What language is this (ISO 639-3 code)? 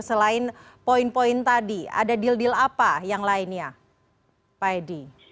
ind